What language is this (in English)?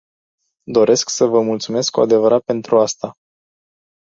Romanian